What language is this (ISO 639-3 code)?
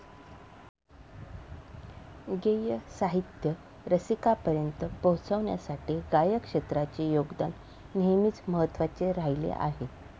mar